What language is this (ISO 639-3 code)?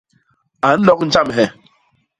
bas